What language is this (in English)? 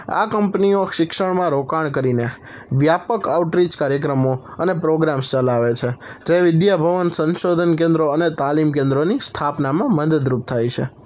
Gujarati